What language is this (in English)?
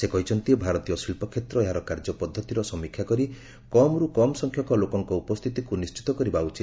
Odia